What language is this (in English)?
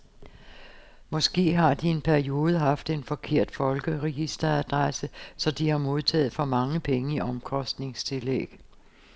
Danish